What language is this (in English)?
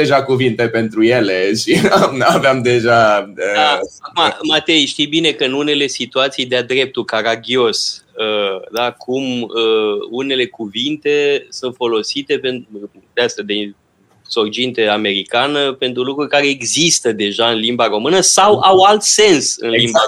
Romanian